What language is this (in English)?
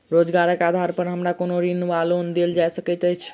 Maithili